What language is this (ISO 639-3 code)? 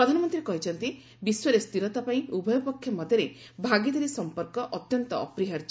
ori